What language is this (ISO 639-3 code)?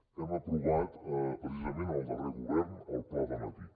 cat